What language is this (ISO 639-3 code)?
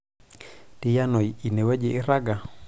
mas